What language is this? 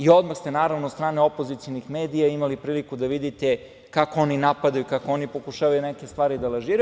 Serbian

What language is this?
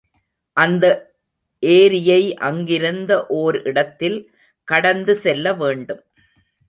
Tamil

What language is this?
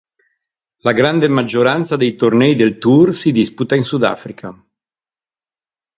Italian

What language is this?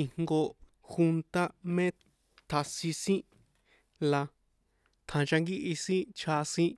San Juan Atzingo Popoloca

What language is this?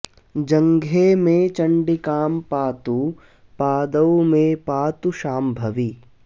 Sanskrit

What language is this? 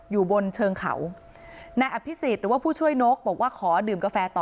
Thai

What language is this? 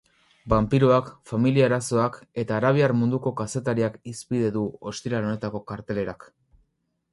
Basque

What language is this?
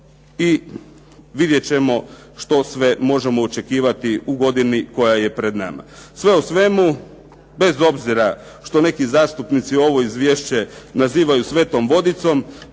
Croatian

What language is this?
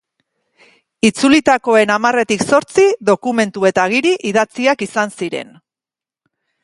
Basque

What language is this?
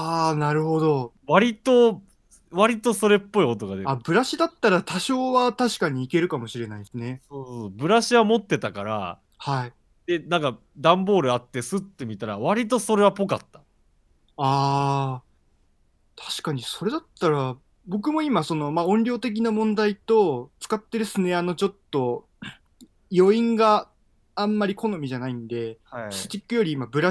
Japanese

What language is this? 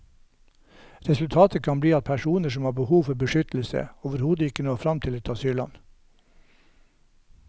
Norwegian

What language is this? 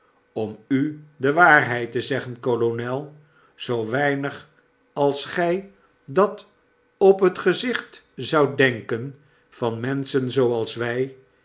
Dutch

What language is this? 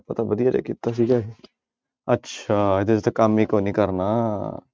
Punjabi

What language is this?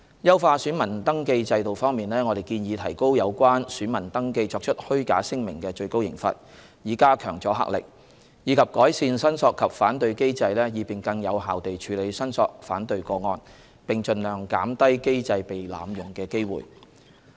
Cantonese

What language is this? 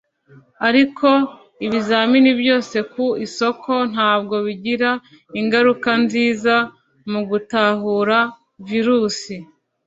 Kinyarwanda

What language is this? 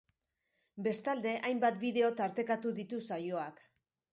Basque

